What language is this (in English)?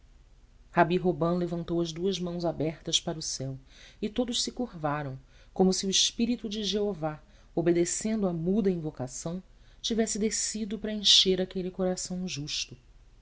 Portuguese